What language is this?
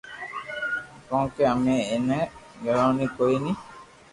Loarki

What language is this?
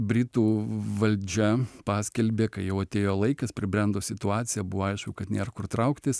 Lithuanian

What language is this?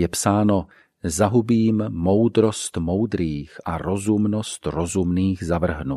Czech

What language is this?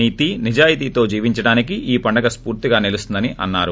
Telugu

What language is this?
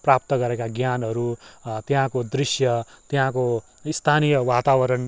Nepali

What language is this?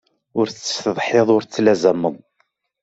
Kabyle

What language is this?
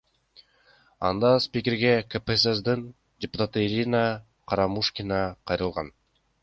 Kyrgyz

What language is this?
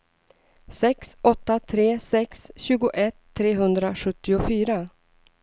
Swedish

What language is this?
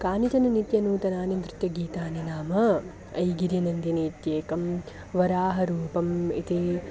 Sanskrit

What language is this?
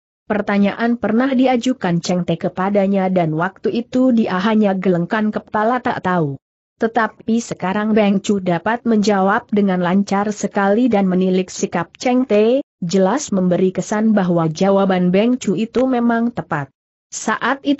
Indonesian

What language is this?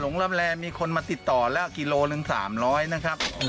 Thai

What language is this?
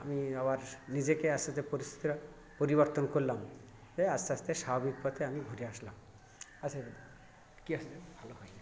Bangla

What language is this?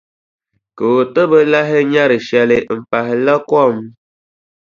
Dagbani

